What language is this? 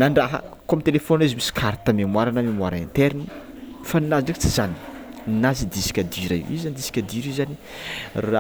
Tsimihety Malagasy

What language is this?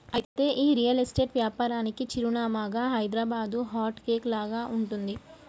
Telugu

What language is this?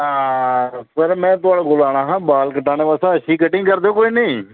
Dogri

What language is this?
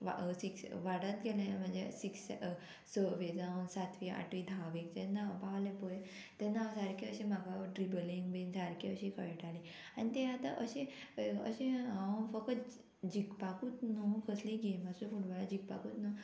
Konkani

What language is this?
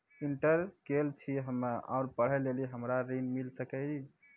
Maithili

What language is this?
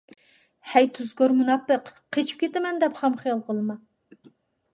Uyghur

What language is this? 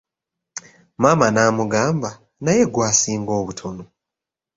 Ganda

